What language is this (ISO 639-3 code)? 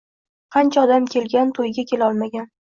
uzb